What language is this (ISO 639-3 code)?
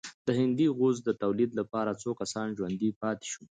pus